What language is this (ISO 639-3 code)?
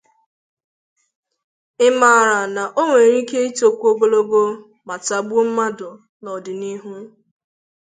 ibo